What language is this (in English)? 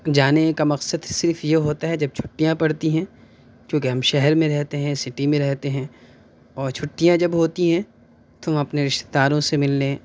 Urdu